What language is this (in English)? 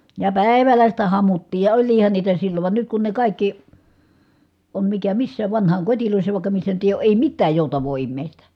Finnish